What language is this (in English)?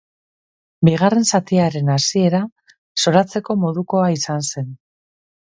Basque